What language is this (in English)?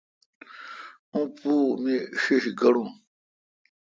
Kalkoti